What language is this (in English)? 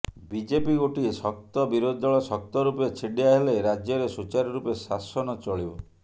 Odia